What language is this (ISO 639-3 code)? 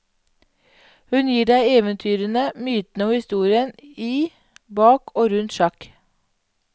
nor